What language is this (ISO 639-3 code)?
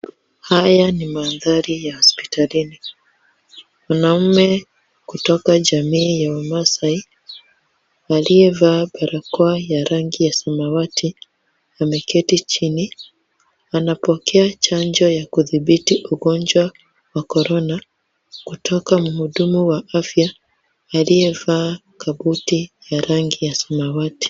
swa